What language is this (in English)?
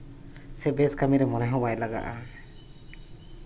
Santali